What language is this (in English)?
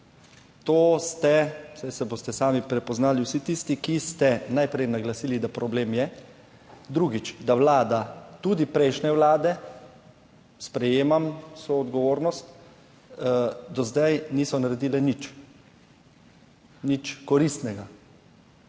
Slovenian